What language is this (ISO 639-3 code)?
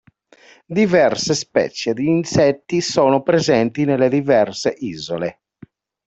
ita